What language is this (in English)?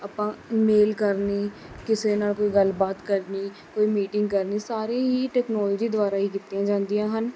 Punjabi